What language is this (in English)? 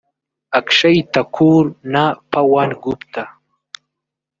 Kinyarwanda